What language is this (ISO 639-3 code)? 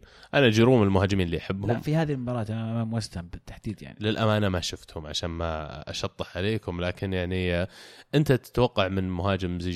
ara